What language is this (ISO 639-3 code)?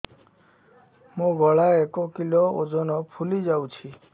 ori